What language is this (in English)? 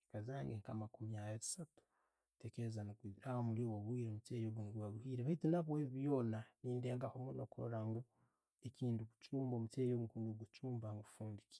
Tooro